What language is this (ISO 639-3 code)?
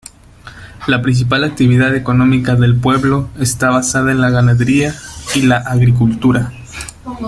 spa